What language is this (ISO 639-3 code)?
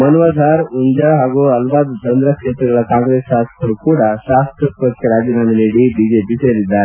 kan